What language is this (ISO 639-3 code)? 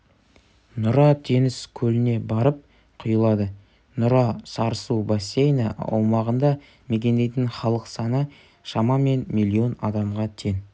kaz